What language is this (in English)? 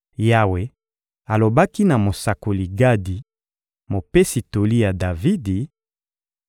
Lingala